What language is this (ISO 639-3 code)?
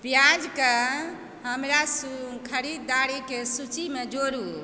mai